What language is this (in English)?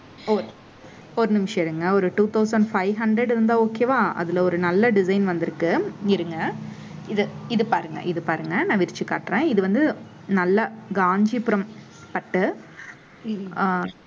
Tamil